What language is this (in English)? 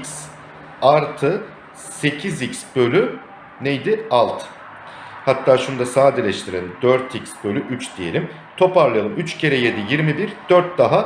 Turkish